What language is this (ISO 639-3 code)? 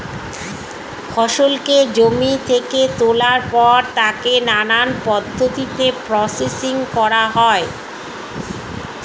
ben